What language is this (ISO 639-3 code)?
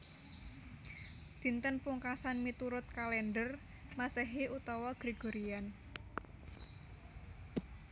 jav